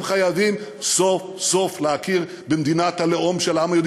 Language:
Hebrew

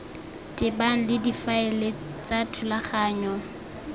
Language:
Tswana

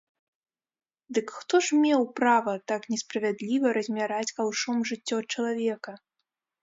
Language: Belarusian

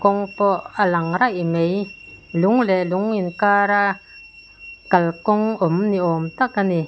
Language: Mizo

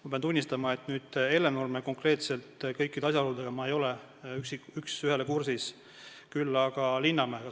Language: Estonian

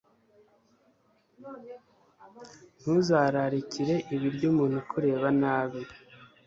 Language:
Kinyarwanda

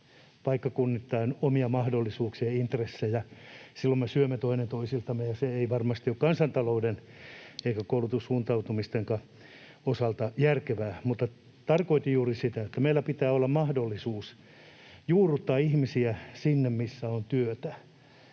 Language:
Finnish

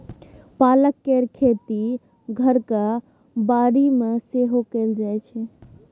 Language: Maithili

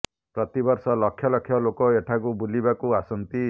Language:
Odia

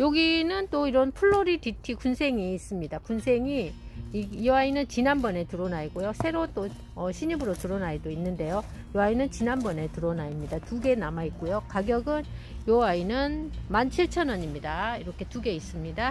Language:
Korean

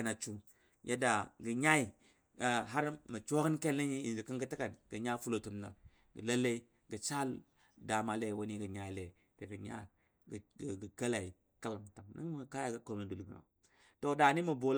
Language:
Dadiya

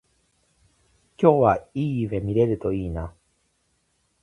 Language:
Japanese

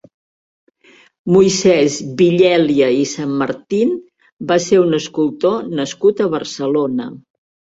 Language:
Catalan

